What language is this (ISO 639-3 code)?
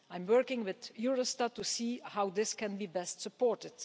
eng